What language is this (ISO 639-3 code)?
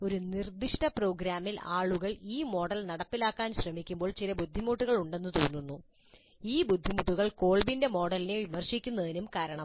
mal